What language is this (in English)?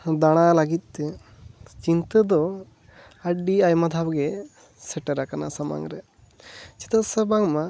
Santali